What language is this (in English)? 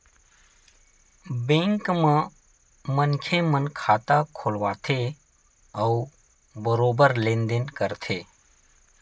Chhattisgarhi